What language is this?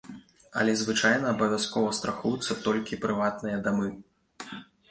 Belarusian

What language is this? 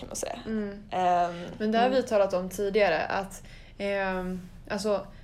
Swedish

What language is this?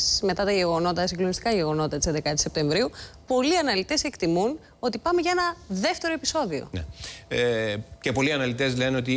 Greek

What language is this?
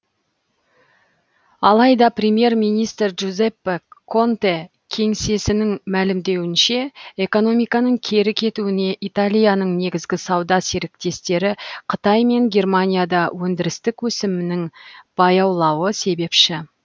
Kazakh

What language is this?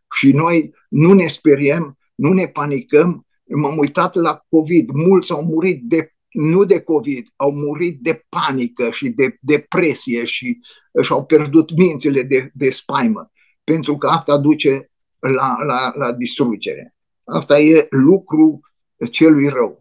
Romanian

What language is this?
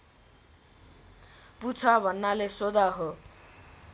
Nepali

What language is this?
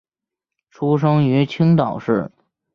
Chinese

